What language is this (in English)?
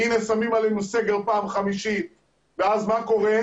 Hebrew